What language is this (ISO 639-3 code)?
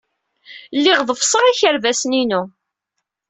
kab